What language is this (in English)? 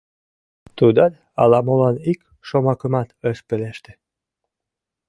Mari